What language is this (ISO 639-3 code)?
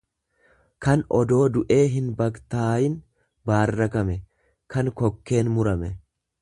orm